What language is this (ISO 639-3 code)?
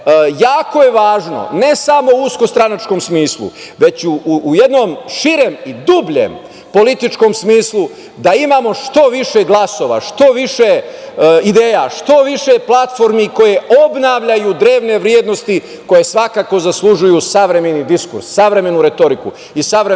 srp